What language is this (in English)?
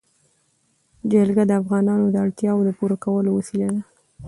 Pashto